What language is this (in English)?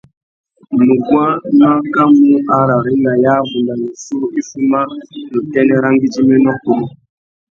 Tuki